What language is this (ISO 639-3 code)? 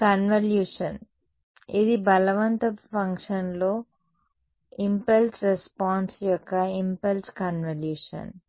tel